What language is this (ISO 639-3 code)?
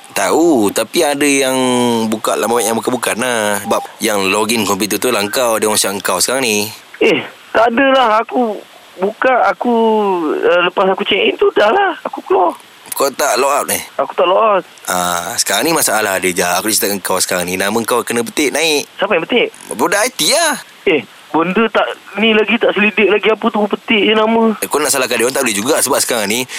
msa